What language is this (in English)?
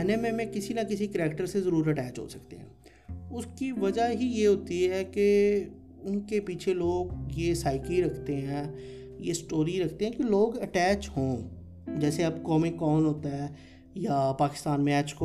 Urdu